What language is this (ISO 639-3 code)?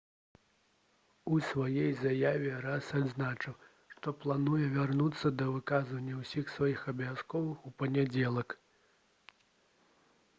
bel